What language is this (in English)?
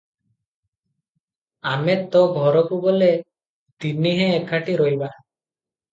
Odia